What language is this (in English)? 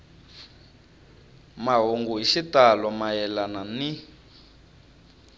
Tsonga